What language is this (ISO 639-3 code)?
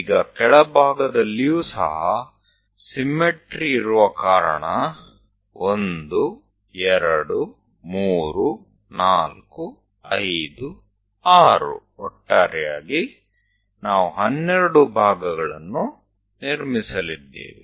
kan